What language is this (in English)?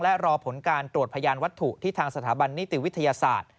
Thai